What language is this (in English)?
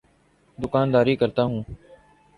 Urdu